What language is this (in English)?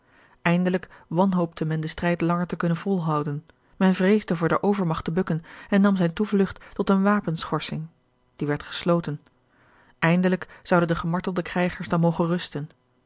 Dutch